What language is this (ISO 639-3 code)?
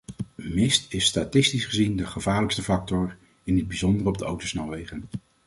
nld